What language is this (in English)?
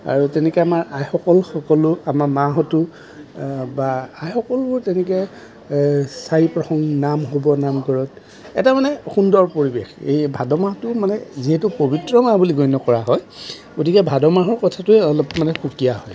Assamese